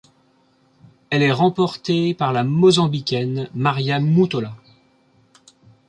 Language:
French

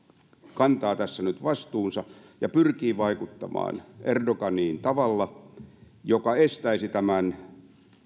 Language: Finnish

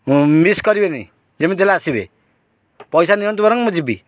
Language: Odia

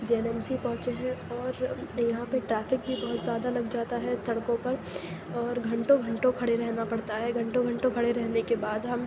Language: Urdu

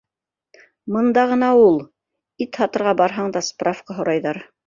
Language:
Bashkir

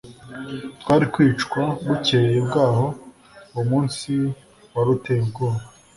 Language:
Kinyarwanda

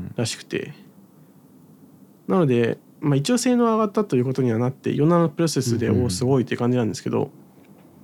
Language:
Japanese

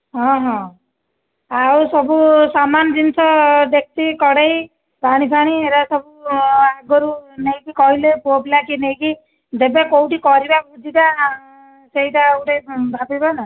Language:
Odia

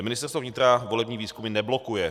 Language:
Czech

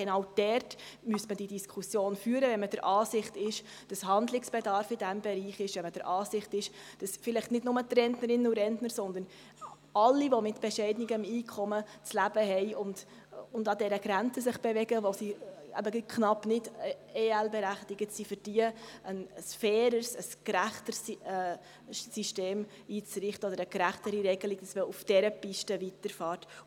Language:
Swiss German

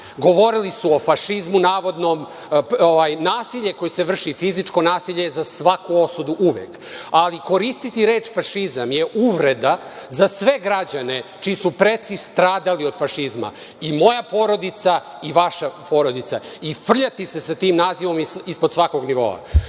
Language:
Serbian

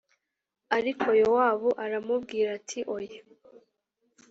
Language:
Kinyarwanda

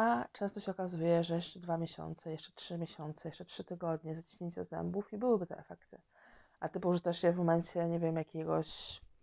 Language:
Polish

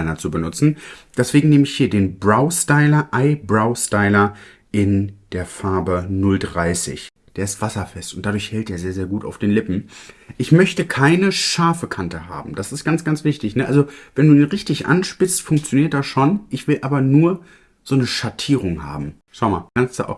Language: German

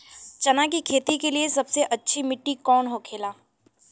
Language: Bhojpuri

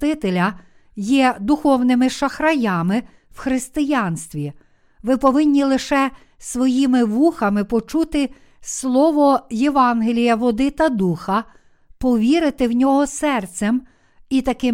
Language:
Ukrainian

